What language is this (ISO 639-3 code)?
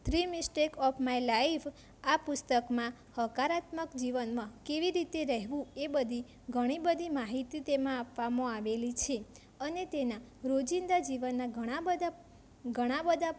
guj